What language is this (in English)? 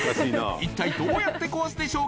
Japanese